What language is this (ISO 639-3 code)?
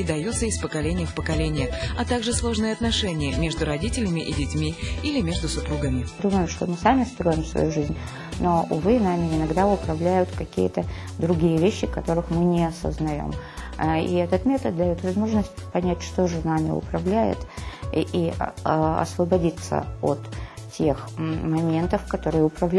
rus